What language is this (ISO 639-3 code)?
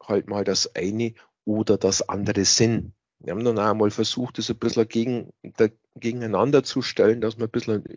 deu